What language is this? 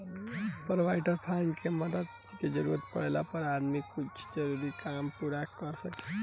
Bhojpuri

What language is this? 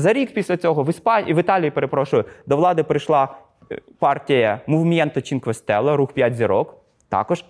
Ukrainian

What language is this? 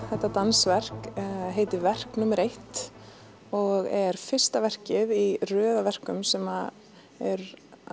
Icelandic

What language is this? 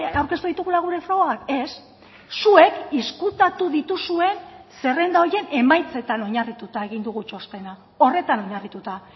Basque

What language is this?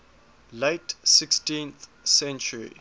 English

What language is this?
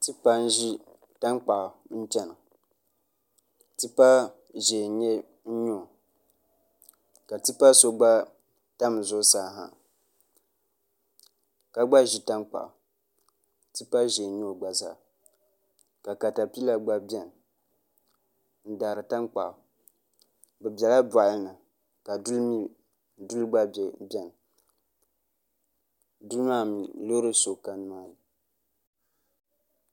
Dagbani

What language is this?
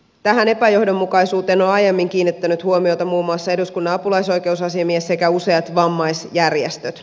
Finnish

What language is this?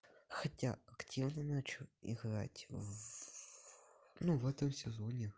Russian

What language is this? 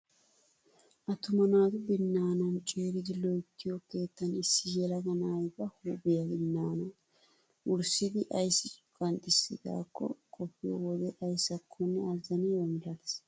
Wolaytta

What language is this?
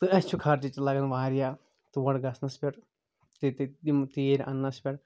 Kashmiri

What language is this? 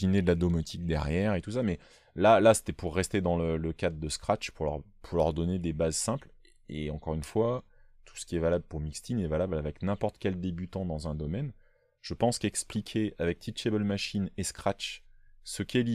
French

